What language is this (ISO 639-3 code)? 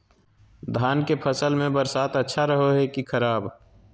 mag